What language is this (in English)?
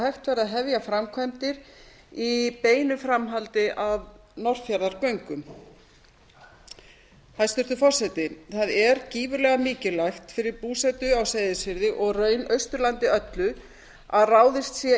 Icelandic